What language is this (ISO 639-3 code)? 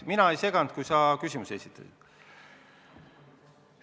est